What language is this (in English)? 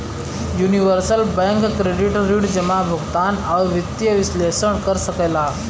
Bhojpuri